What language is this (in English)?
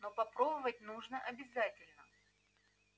Russian